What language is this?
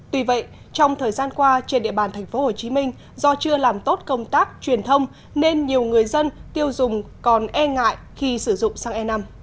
Vietnamese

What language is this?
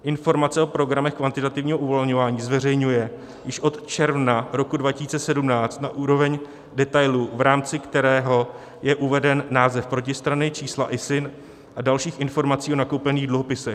Czech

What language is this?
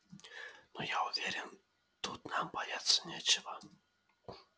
Russian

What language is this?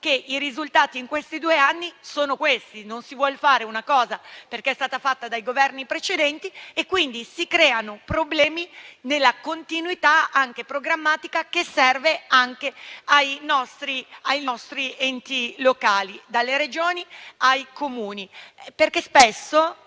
Italian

